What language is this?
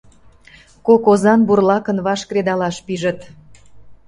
Mari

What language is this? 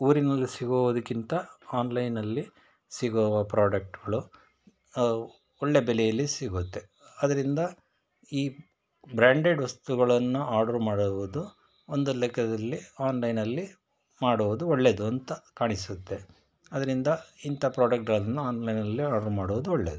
Kannada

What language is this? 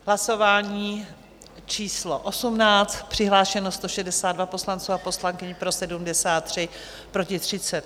Czech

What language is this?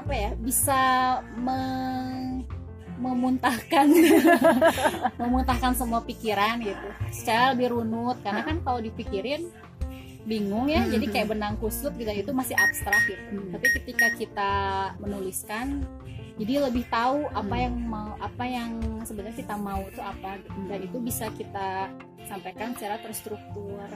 Indonesian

